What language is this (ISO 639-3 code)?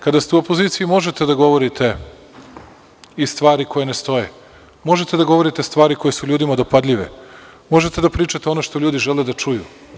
srp